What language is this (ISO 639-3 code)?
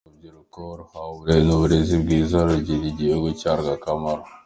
kin